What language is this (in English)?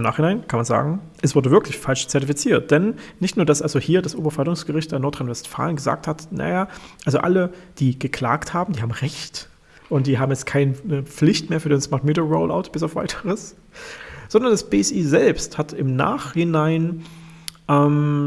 German